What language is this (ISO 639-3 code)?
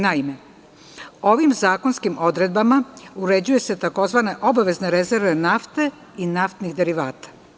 srp